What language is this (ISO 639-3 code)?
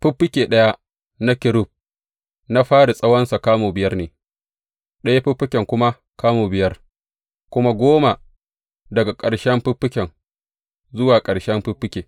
hau